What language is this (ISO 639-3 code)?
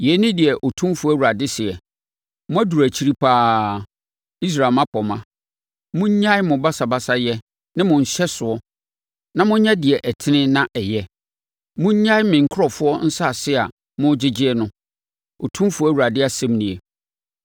aka